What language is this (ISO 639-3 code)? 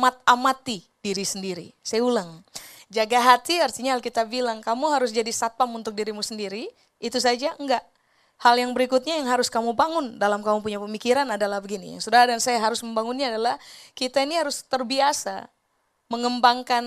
ind